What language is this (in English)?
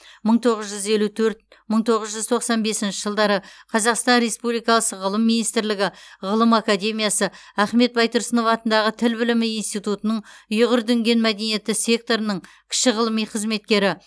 Kazakh